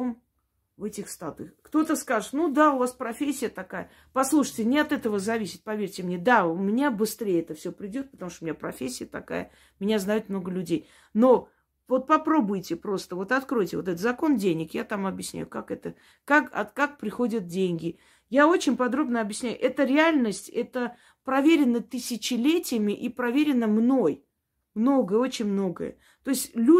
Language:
Russian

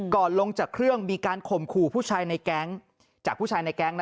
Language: Thai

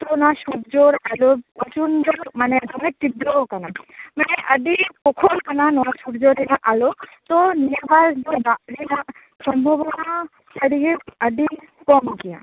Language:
Santali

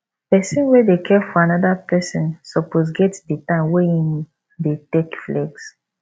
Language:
Nigerian Pidgin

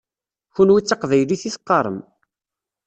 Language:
Kabyle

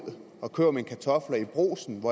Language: Danish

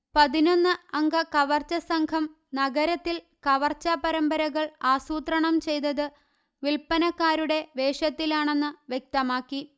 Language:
Malayalam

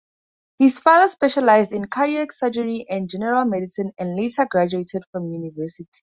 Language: English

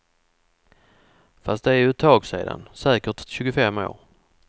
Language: Swedish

